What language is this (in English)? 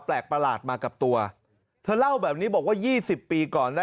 Thai